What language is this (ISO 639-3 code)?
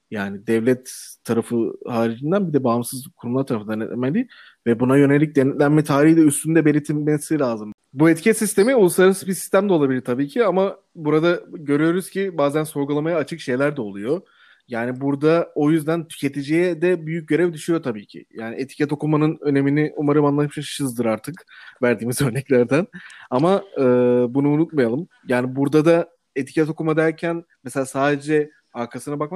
tur